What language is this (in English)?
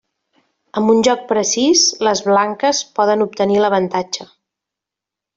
Catalan